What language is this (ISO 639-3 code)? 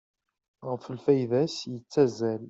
kab